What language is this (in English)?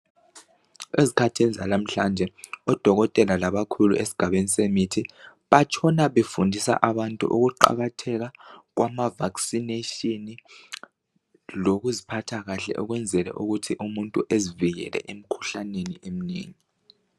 North Ndebele